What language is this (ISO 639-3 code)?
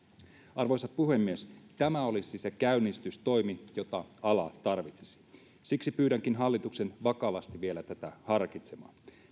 fin